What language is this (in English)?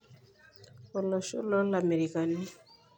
Masai